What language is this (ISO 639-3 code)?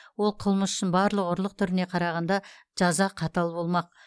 kaz